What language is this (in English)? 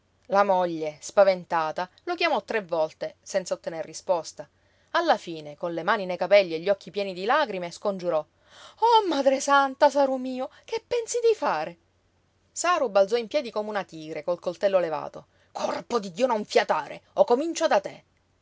Italian